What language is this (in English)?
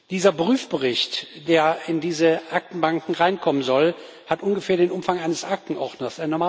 German